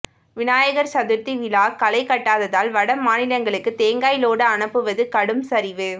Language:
Tamil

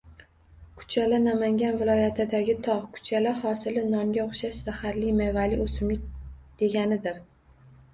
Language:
Uzbek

